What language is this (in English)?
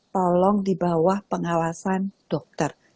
Indonesian